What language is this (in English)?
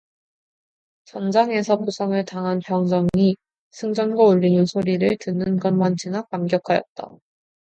Korean